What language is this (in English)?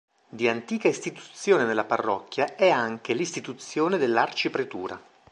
Italian